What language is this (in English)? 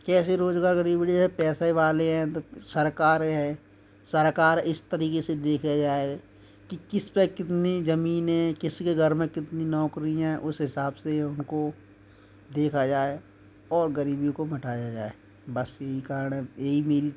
Hindi